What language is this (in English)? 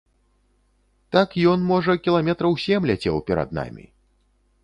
Belarusian